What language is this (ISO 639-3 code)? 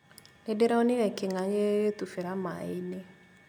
kik